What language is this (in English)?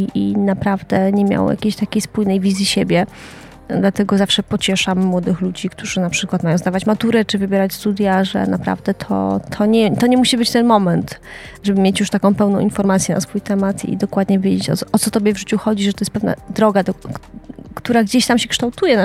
Polish